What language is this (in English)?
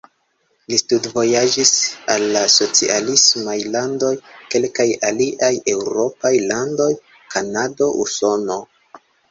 Esperanto